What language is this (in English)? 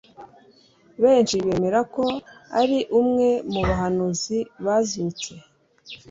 Kinyarwanda